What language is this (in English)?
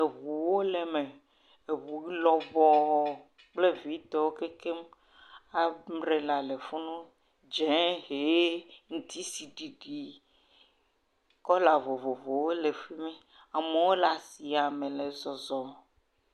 Ewe